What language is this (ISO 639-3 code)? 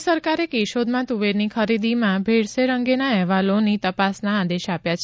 guj